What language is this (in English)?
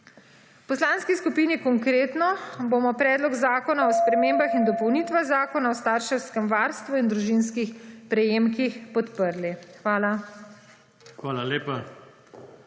Slovenian